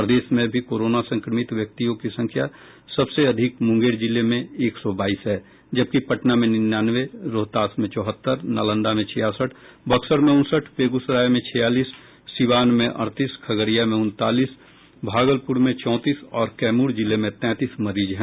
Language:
Hindi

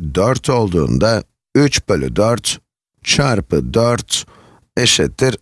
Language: Turkish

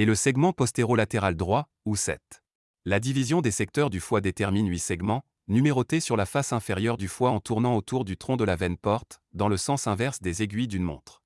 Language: French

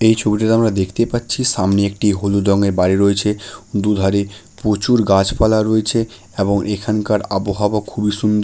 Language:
Bangla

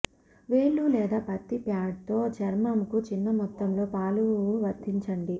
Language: Telugu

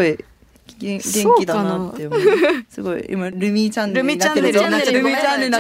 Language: Japanese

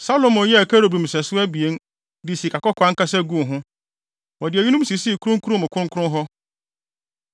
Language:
Akan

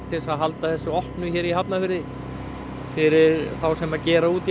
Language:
Icelandic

